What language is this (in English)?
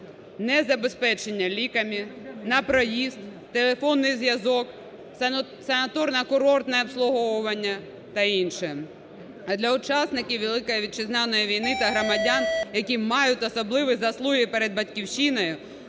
Ukrainian